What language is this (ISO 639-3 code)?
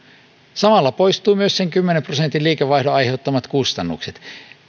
fin